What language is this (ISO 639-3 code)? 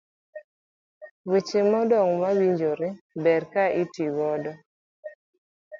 luo